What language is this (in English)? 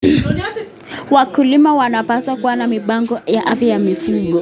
Kalenjin